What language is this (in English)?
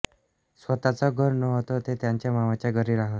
Marathi